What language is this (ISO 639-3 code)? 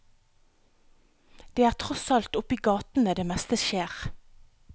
nor